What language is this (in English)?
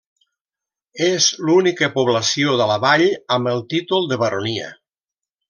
Catalan